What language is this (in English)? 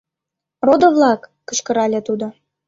Mari